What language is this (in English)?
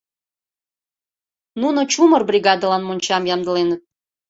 Mari